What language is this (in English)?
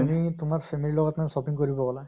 Assamese